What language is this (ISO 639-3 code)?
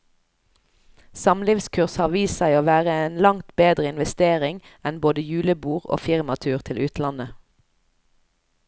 nor